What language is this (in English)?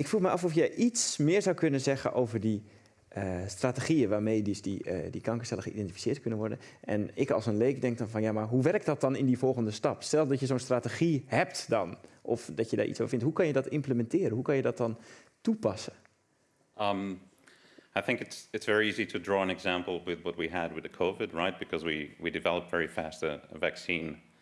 Dutch